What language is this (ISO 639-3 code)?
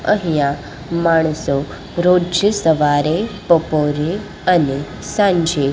guj